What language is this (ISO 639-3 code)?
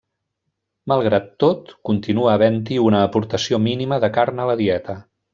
cat